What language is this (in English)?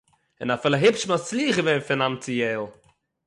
Yiddish